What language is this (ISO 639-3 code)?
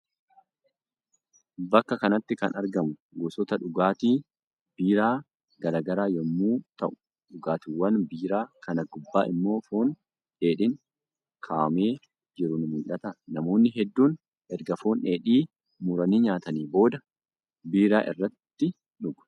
orm